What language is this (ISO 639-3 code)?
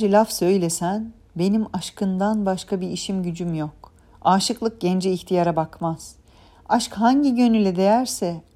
tur